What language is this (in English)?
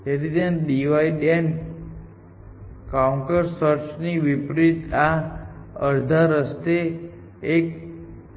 Gujarati